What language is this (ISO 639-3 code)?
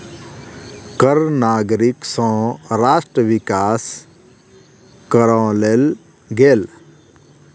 mai